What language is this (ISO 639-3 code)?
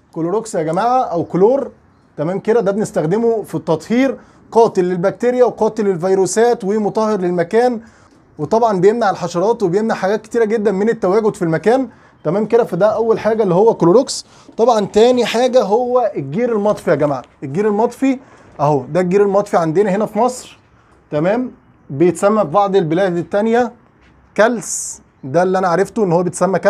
ara